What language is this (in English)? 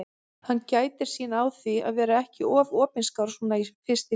Icelandic